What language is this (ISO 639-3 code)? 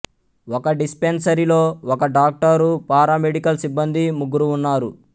tel